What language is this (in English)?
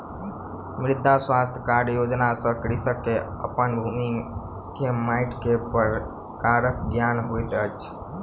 Maithili